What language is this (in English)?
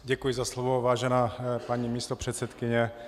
Czech